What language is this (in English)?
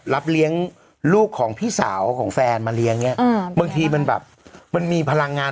Thai